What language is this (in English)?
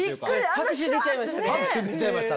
Japanese